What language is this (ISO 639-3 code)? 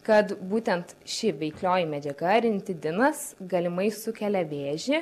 lit